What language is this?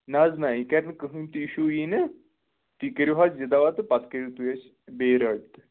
Kashmiri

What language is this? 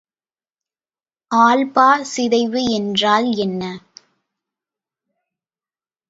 Tamil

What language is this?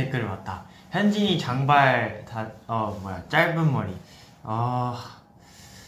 Korean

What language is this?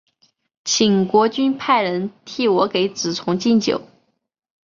Chinese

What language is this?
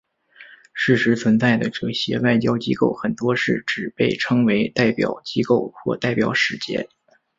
Chinese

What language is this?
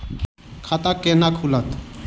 Maithili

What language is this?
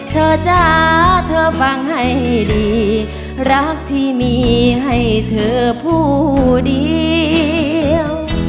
Thai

